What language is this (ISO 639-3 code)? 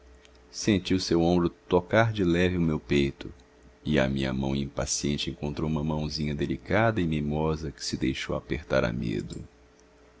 por